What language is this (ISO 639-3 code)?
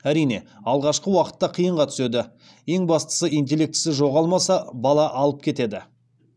kaz